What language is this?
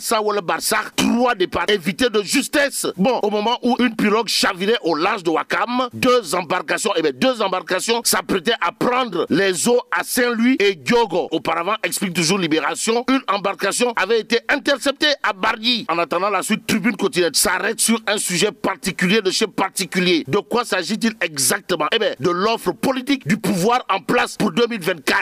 French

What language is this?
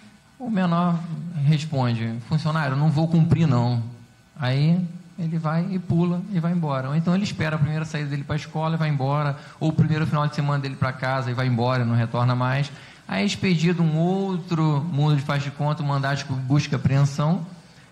Portuguese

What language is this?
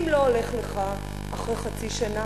Hebrew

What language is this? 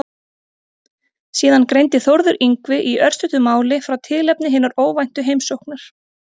Icelandic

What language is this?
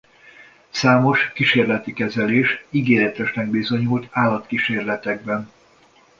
Hungarian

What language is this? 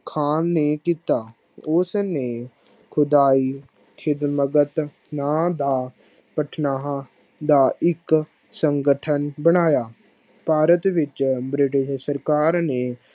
Punjabi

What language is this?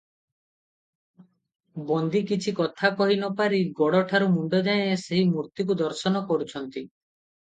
Odia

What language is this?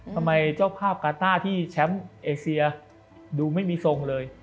Thai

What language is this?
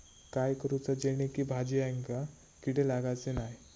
Marathi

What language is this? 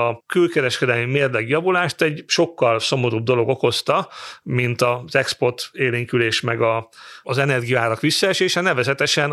Hungarian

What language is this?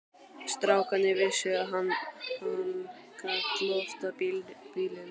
Icelandic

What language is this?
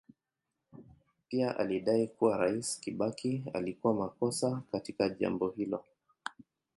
Swahili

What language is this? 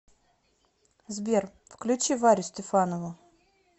Russian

